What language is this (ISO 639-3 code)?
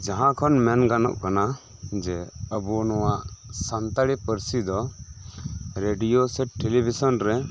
sat